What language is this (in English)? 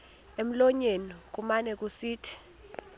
Xhosa